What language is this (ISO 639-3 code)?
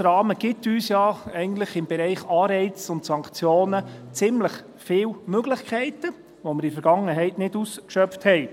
gsw